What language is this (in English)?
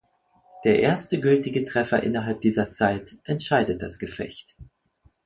German